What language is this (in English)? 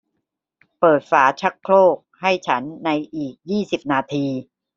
Thai